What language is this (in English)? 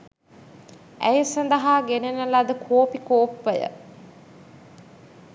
Sinhala